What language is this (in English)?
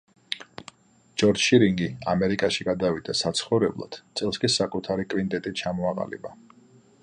Georgian